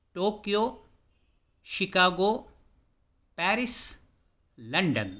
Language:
Sanskrit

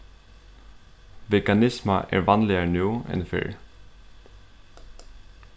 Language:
Faroese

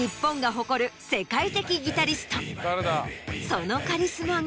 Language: Japanese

